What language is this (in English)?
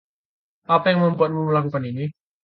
Indonesian